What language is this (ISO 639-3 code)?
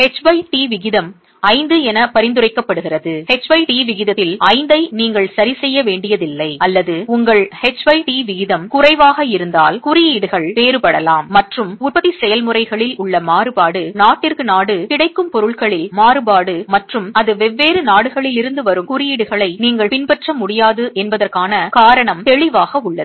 tam